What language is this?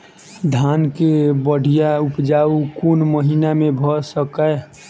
Maithili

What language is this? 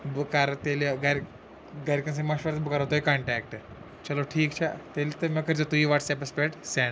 Kashmiri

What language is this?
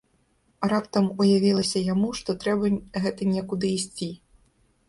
Belarusian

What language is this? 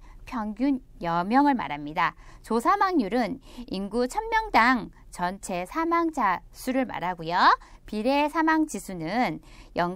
Korean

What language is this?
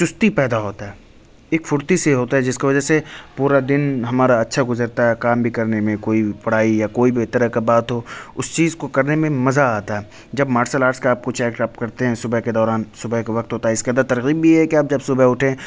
Urdu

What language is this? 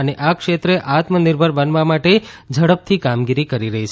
Gujarati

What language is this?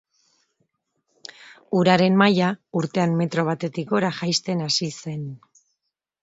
Basque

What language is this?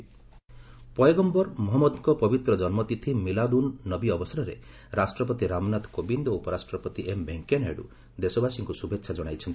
Odia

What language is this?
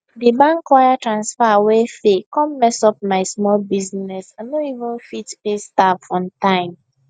Nigerian Pidgin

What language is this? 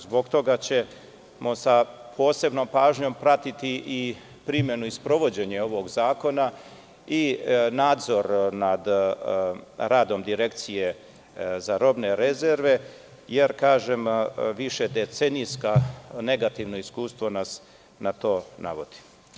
Serbian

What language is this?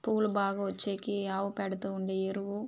Telugu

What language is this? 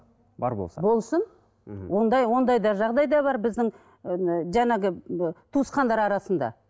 Kazakh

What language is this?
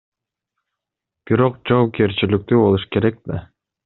Kyrgyz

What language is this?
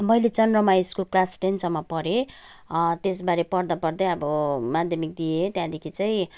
Nepali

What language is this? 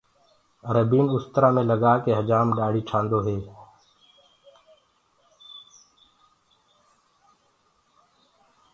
Gurgula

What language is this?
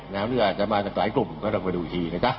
Thai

